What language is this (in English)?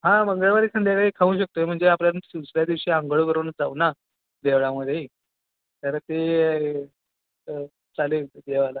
Marathi